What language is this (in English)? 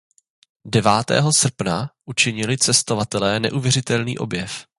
Czech